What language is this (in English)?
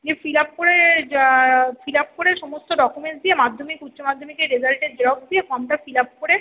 Bangla